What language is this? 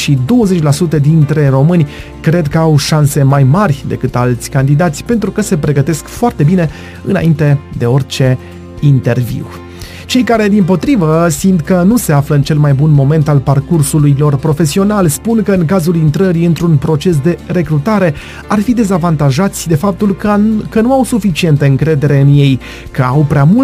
Romanian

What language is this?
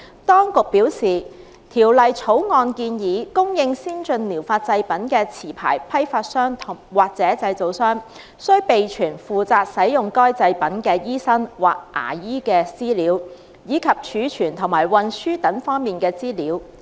Cantonese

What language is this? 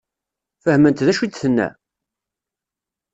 Kabyle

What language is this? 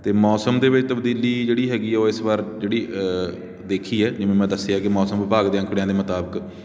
Punjabi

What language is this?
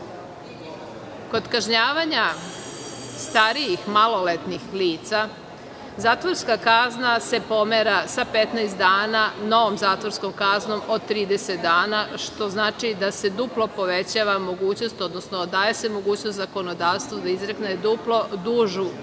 Serbian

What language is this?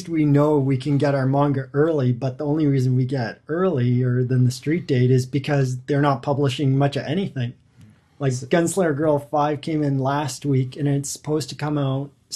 English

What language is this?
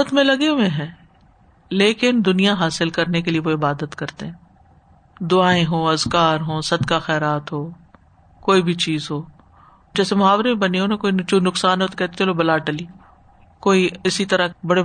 Urdu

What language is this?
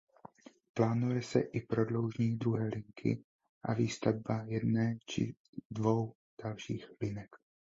Czech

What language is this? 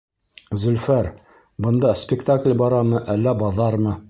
Bashkir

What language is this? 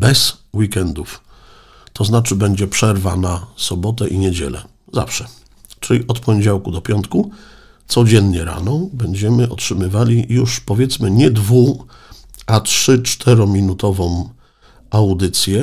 Polish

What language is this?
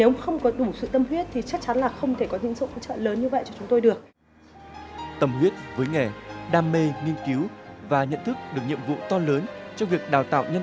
Vietnamese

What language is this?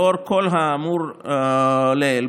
Hebrew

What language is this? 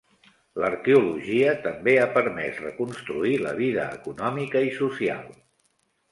Catalan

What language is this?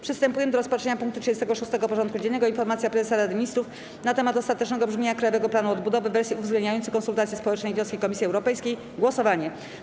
Polish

